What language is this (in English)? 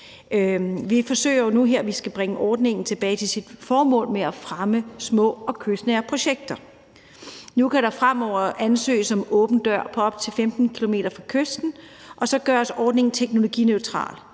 Danish